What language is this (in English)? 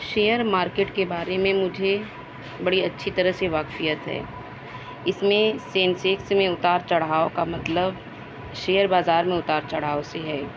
Urdu